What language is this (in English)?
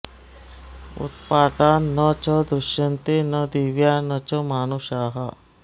Sanskrit